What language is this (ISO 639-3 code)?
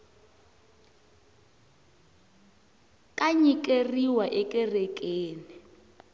tso